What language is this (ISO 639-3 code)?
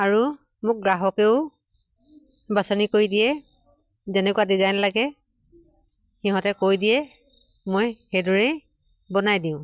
asm